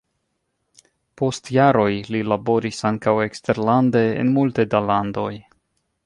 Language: Esperanto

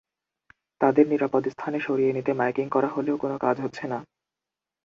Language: Bangla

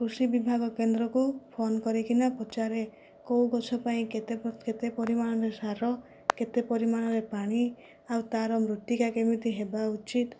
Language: Odia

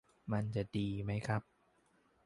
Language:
Thai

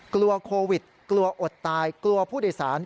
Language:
Thai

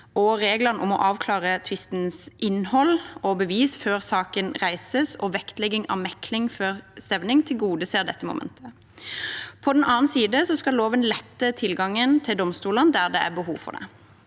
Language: Norwegian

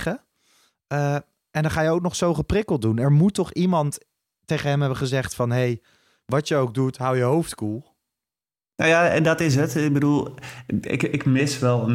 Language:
Dutch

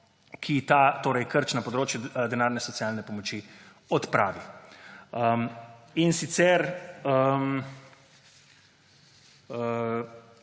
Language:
Slovenian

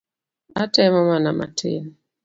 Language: Luo (Kenya and Tanzania)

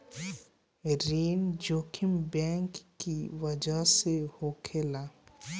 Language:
Bhojpuri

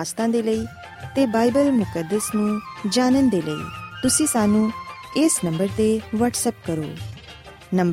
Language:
Punjabi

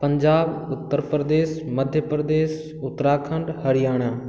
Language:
Maithili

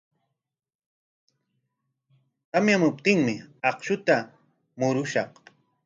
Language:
Corongo Ancash Quechua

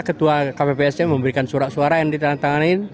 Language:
Indonesian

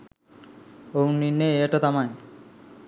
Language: Sinhala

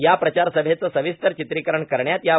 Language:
Marathi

